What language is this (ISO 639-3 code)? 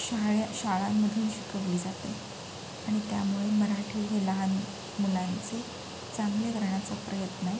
mar